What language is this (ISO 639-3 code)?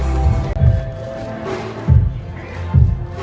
tha